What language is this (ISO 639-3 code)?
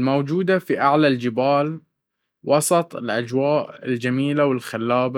abv